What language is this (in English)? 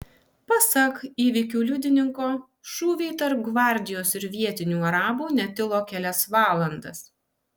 Lithuanian